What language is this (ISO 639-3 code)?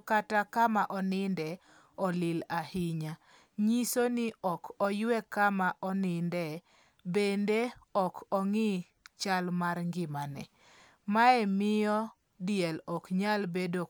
luo